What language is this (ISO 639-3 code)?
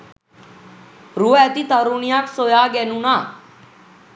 sin